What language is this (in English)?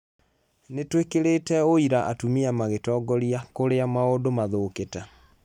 Kikuyu